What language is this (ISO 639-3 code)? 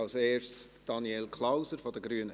gsw